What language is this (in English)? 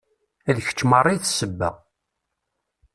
Kabyle